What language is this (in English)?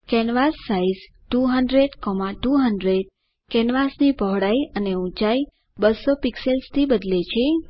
Gujarati